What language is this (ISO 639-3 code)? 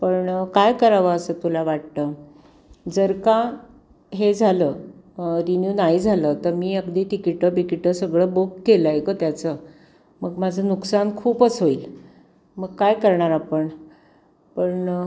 mar